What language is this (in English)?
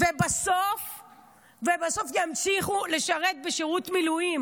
Hebrew